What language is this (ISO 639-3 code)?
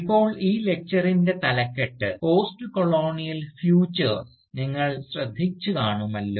mal